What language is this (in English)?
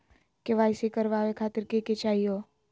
Magahi